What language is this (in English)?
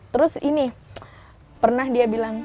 Indonesian